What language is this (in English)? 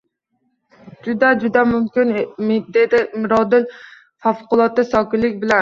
Uzbek